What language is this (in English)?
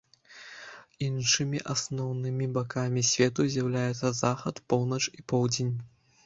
Belarusian